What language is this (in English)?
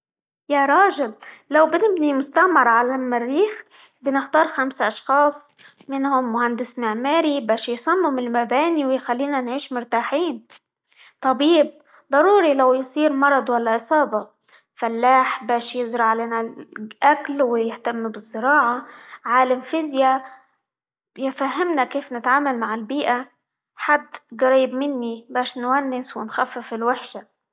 Libyan Arabic